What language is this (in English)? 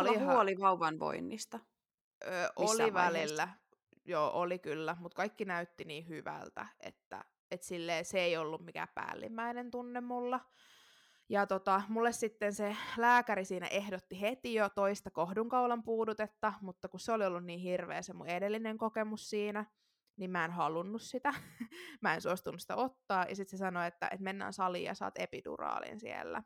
Finnish